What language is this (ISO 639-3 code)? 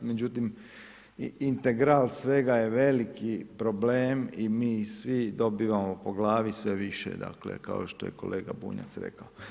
hrv